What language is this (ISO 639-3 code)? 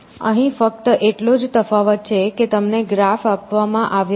guj